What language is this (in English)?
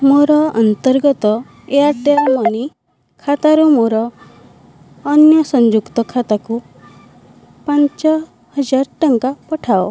Odia